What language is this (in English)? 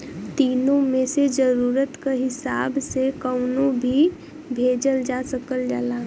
Bhojpuri